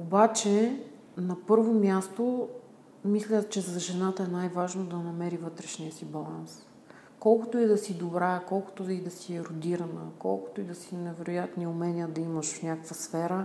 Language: Bulgarian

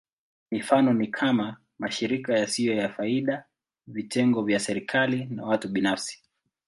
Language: Swahili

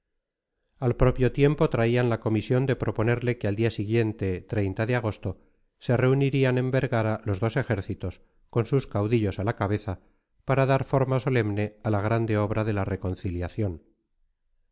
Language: Spanish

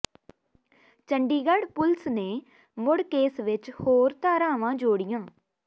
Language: Punjabi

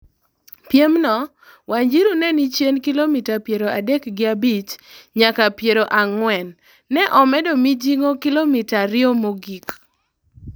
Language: Luo (Kenya and Tanzania)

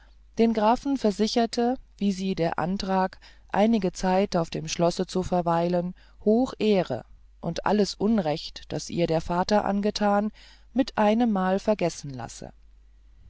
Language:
German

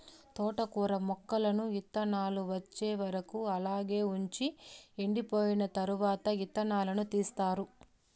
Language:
Telugu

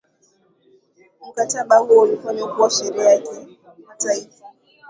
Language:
Swahili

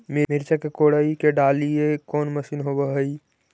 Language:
Magahi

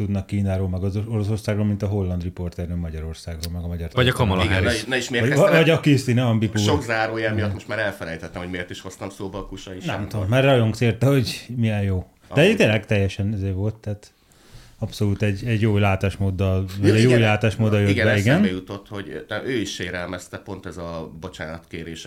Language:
Hungarian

